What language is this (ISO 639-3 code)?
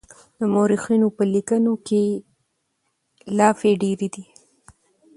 pus